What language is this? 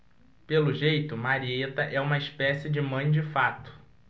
Portuguese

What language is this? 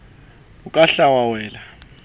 Southern Sotho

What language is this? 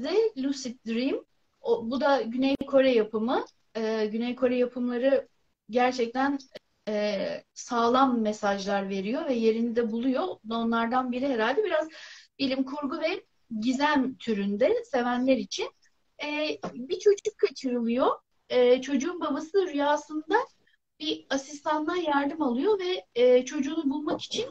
Turkish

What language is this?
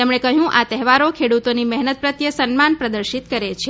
Gujarati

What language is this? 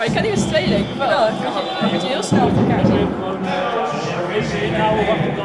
Dutch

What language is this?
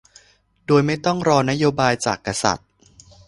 Thai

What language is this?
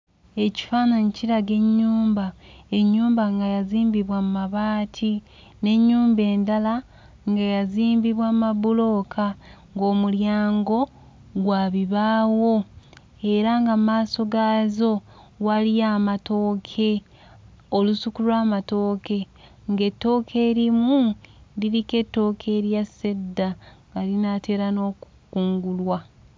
Ganda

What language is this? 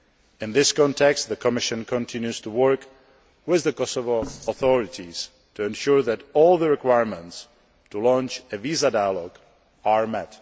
English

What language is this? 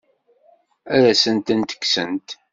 Kabyle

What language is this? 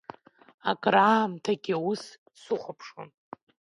Abkhazian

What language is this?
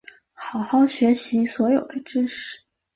Chinese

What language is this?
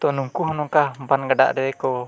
Santali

